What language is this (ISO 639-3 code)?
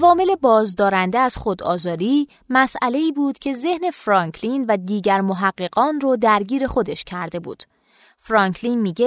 fas